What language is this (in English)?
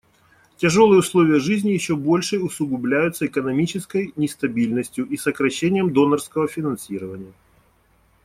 Russian